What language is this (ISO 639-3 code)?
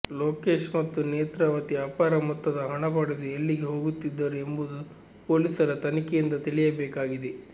kan